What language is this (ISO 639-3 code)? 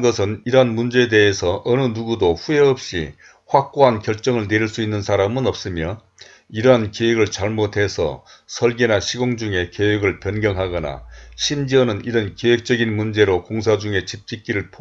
kor